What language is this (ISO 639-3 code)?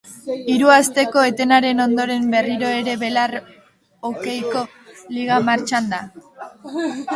eus